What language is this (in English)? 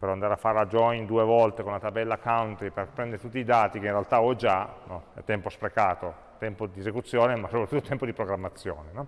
Italian